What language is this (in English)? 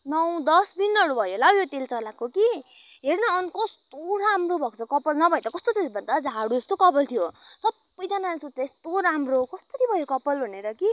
Nepali